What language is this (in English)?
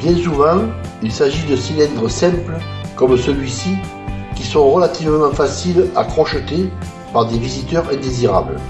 French